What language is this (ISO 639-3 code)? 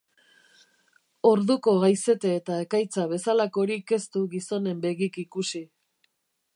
eus